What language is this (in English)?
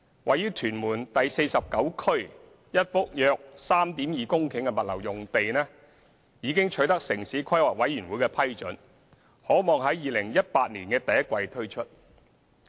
Cantonese